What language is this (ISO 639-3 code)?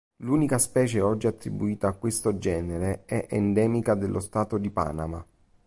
ita